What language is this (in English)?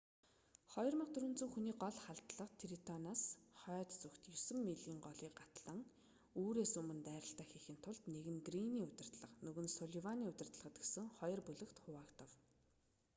Mongolian